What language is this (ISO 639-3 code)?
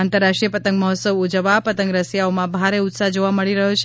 guj